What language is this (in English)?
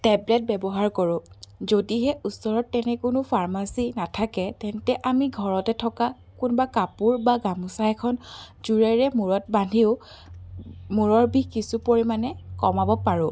Assamese